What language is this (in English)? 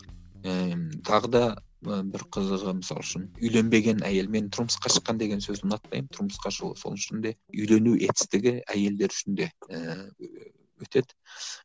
Kazakh